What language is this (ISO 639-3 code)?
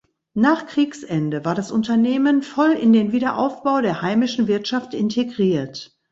deu